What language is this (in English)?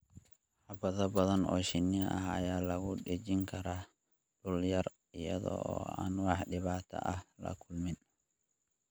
Somali